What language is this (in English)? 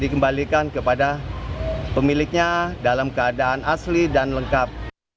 Indonesian